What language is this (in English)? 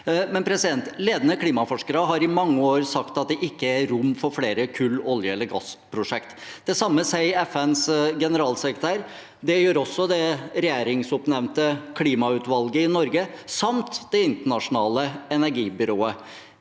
Norwegian